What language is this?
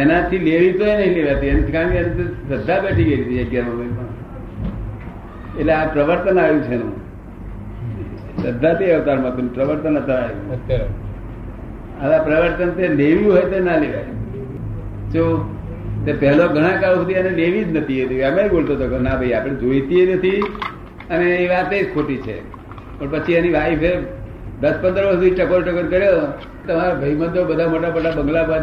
Gujarati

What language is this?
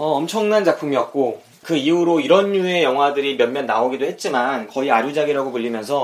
Korean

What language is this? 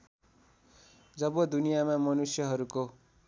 Nepali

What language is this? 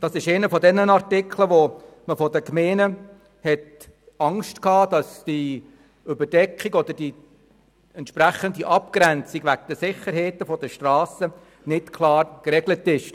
Swiss German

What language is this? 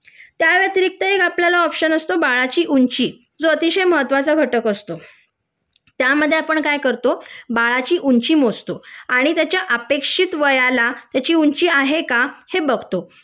Marathi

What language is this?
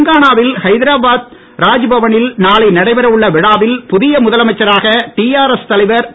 Tamil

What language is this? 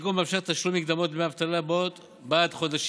Hebrew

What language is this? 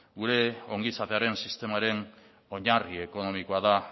Basque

